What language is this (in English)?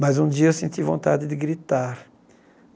Portuguese